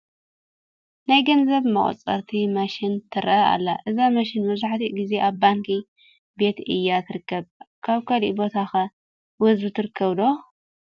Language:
Tigrinya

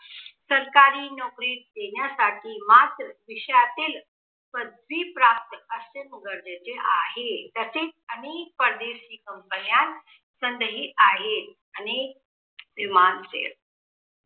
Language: Marathi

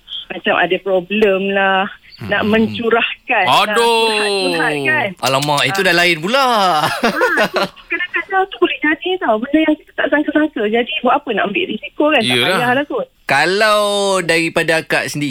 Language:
Malay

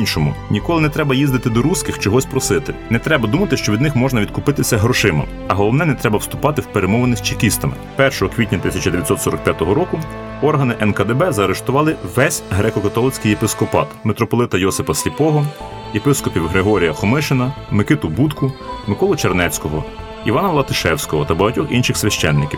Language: Ukrainian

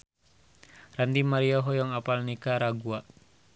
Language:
Sundanese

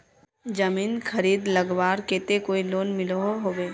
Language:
Magahi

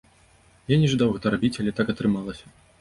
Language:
Belarusian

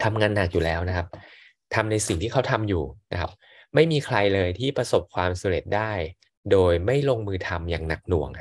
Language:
Thai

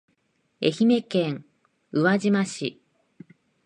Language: Japanese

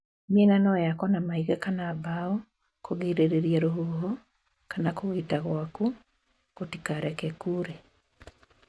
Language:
Kikuyu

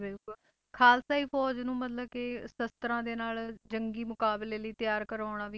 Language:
Punjabi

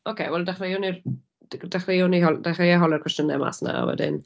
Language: Welsh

